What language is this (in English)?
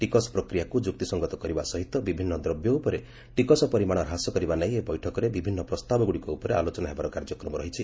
Odia